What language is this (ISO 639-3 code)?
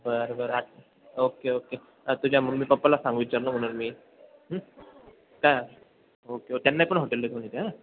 mar